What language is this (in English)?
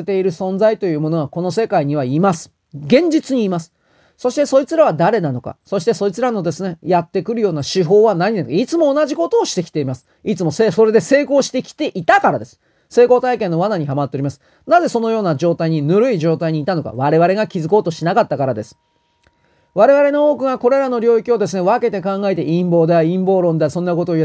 Japanese